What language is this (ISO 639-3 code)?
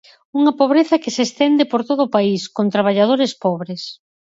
glg